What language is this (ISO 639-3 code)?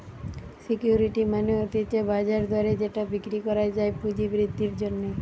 ben